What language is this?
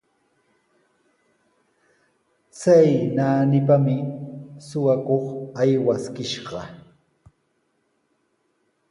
Sihuas Ancash Quechua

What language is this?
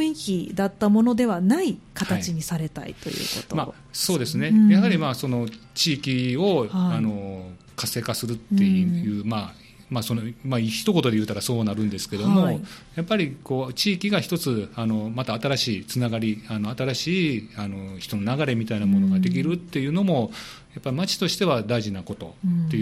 Japanese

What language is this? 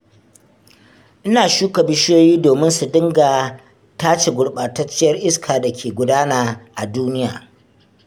Hausa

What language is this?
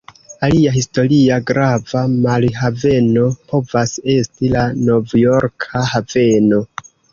Esperanto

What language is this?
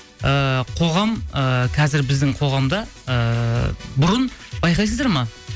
Kazakh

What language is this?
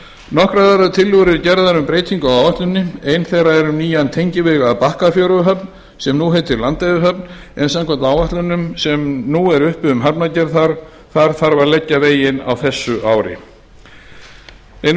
Icelandic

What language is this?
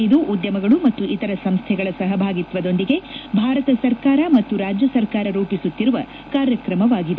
Kannada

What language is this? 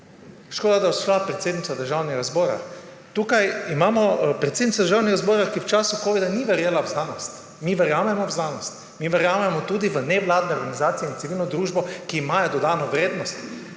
Slovenian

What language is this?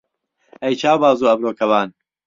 Central Kurdish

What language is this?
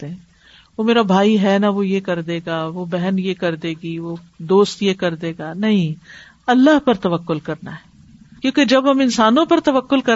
Urdu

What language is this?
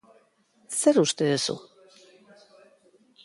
Basque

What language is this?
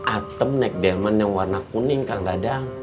Indonesian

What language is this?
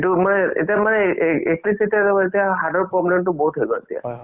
Assamese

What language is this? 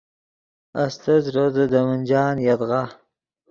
Yidgha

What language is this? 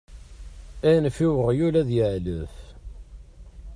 Kabyle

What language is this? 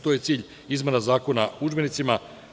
Serbian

